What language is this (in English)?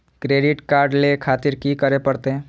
Maithili